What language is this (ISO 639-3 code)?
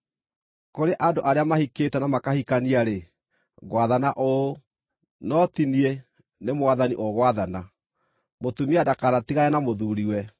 kik